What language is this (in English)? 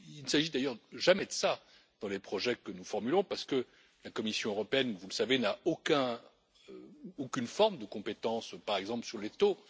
French